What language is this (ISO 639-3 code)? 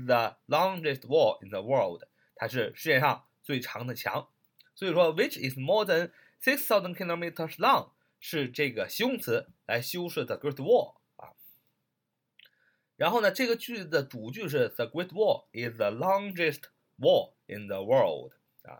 zho